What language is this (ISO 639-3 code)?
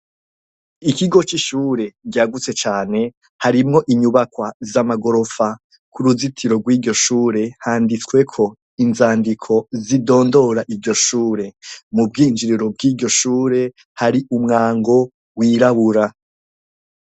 run